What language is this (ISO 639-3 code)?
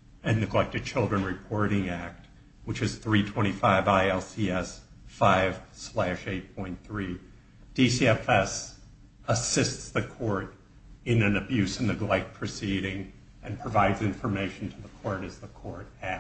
eng